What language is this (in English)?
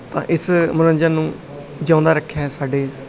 Punjabi